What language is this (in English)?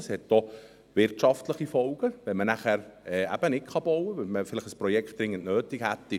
Swiss German